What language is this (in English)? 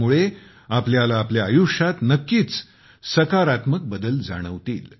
Marathi